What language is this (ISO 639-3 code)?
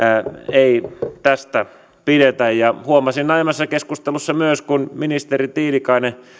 fin